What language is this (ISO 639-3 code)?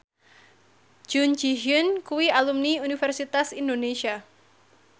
jav